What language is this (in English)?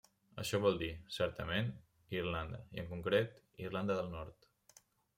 Catalan